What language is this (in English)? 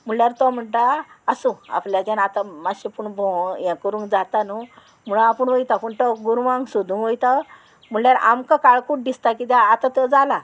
Konkani